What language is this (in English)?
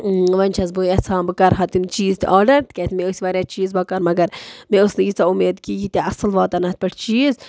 Kashmiri